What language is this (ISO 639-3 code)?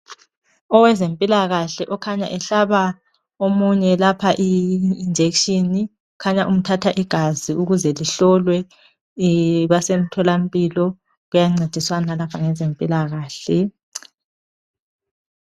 nde